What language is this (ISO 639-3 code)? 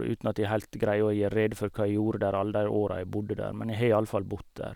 nor